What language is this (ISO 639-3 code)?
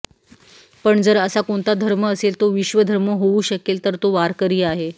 mar